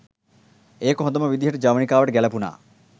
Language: Sinhala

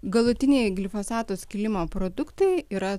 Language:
Lithuanian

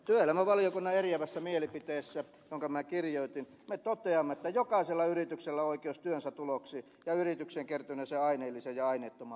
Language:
Finnish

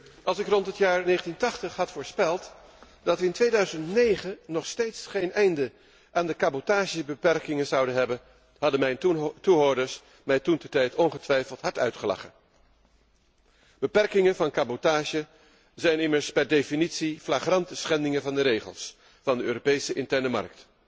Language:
Dutch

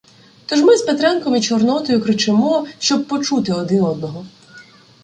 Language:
Ukrainian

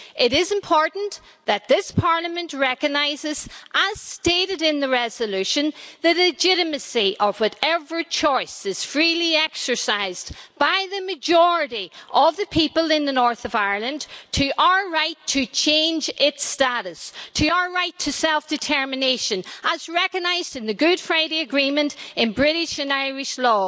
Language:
English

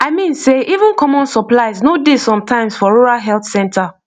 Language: Nigerian Pidgin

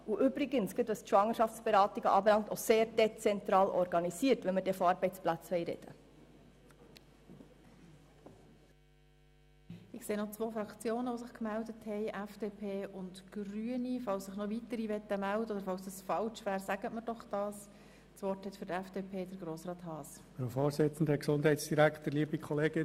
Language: Swiss German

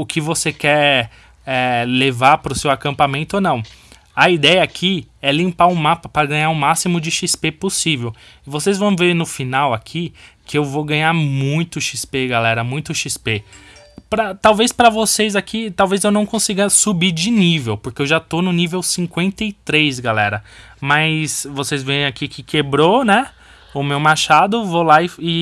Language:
Portuguese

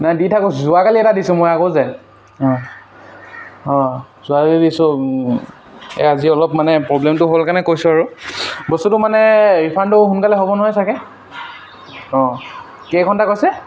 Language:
Assamese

